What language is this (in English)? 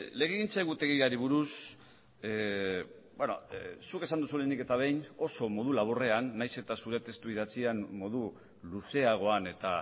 Basque